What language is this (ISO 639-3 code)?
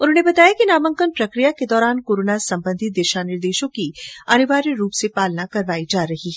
hin